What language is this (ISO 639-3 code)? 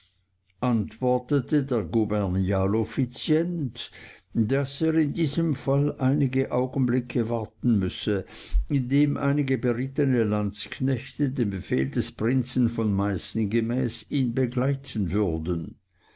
deu